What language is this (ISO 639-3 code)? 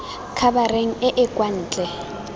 tsn